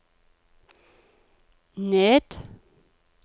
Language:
Norwegian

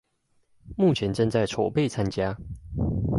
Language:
Chinese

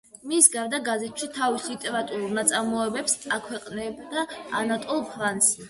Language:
Georgian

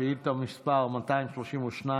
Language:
Hebrew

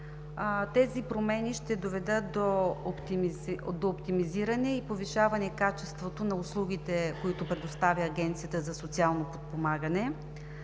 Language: Bulgarian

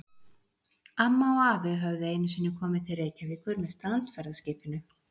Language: Icelandic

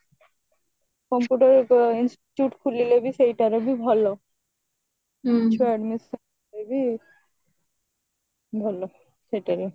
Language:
Odia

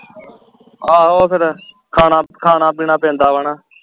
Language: Punjabi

